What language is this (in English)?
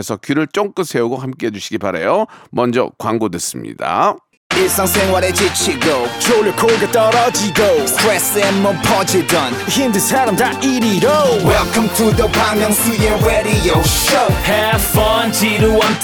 Korean